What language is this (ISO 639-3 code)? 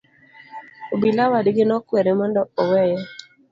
luo